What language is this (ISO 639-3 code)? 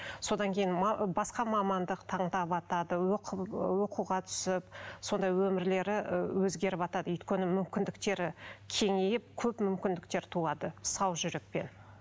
kaz